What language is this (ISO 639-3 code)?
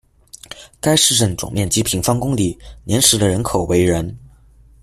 zho